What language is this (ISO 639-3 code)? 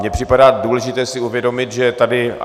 ces